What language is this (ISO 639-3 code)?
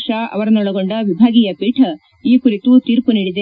kan